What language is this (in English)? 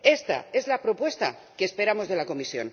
Spanish